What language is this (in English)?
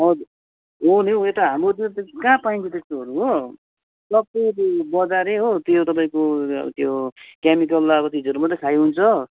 Nepali